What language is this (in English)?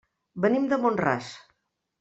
Catalan